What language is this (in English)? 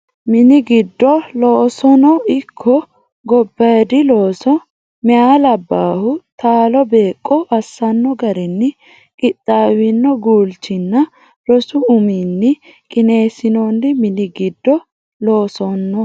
Sidamo